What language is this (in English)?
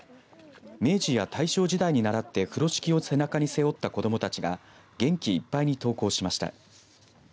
Japanese